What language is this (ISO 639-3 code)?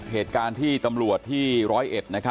tha